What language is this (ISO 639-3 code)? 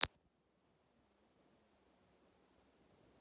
rus